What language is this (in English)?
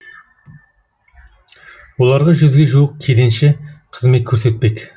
Kazakh